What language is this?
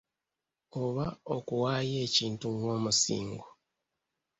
Ganda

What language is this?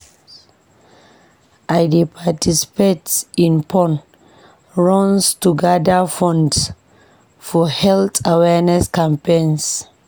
Nigerian Pidgin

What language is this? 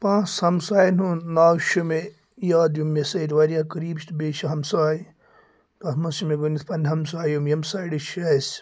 Kashmiri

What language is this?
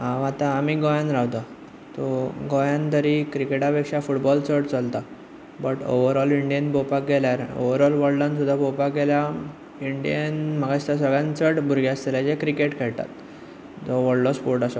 Konkani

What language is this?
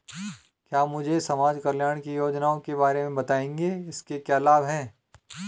Hindi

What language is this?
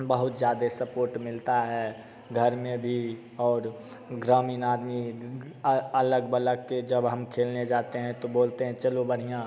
Hindi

